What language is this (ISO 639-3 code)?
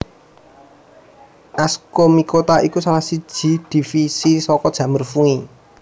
jav